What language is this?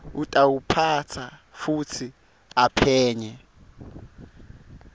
Swati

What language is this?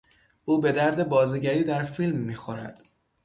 Persian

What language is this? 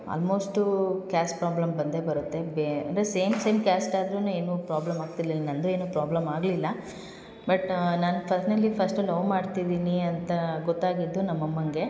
Kannada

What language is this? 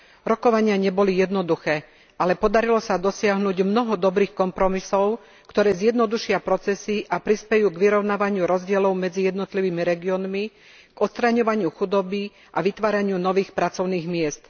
Slovak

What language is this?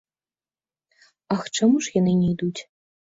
Belarusian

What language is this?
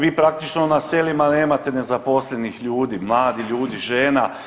Croatian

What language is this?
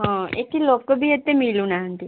Odia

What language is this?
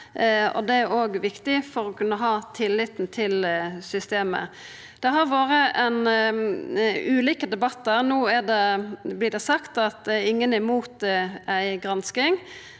Norwegian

